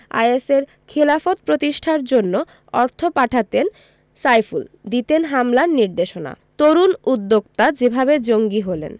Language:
Bangla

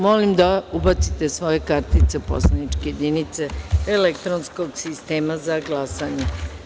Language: Serbian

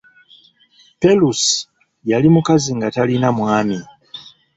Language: Ganda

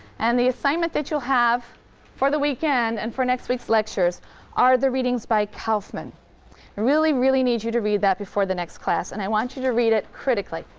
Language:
English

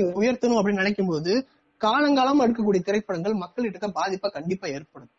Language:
Tamil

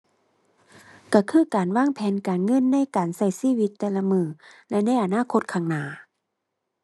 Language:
Thai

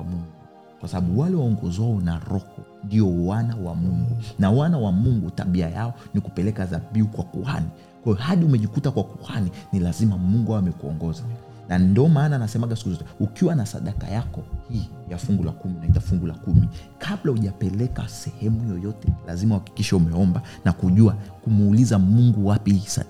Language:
Swahili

